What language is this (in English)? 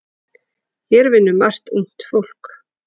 Icelandic